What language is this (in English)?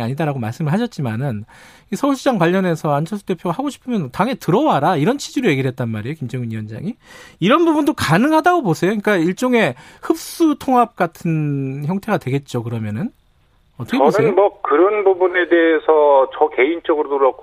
Korean